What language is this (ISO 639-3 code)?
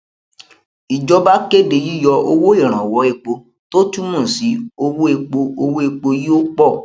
yor